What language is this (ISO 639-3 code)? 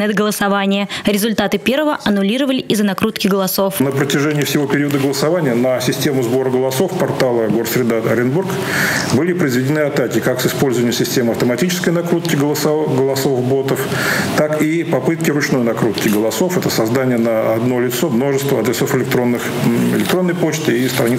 rus